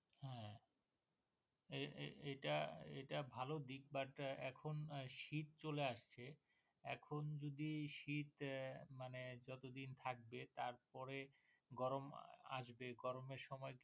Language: Bangla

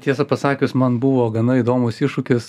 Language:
Lithuanian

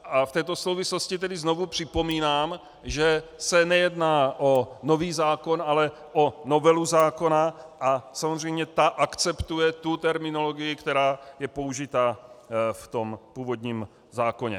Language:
Czech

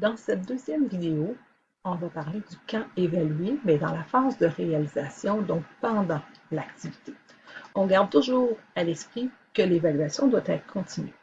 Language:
French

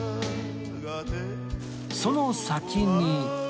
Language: Japanese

